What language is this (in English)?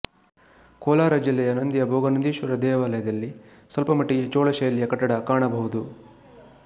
Kannada